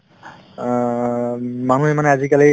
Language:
Assamese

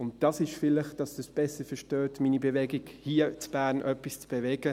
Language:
Swiss German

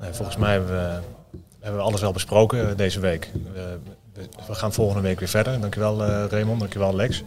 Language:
Dutch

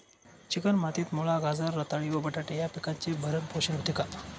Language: Marathi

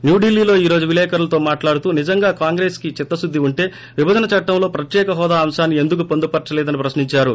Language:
Telugu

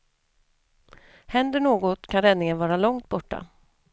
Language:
Swedish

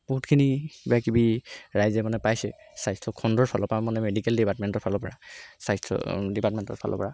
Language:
Assamese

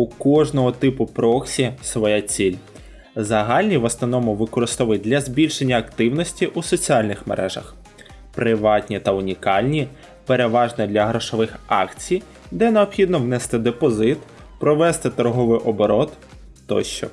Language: Ukrainian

